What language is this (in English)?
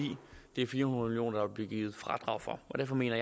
Danish